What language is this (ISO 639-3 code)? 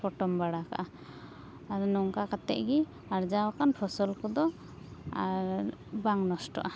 sat